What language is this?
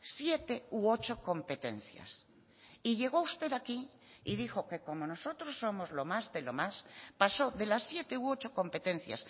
Spanish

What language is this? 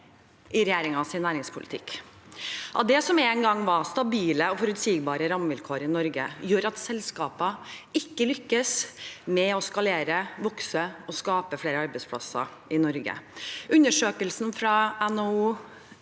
Norwegian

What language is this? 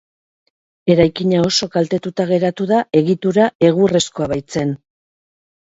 Basque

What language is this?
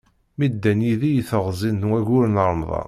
Kabyle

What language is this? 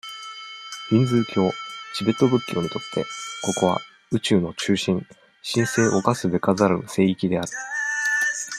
Japanese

